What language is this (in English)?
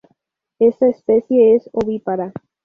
Spanish